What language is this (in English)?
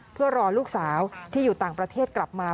Thai